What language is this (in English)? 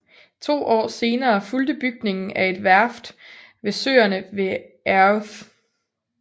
Danish